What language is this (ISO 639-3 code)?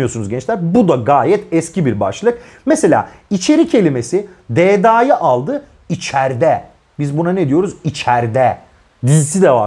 tur